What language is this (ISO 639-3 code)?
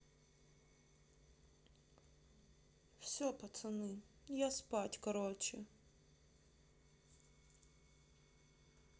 rus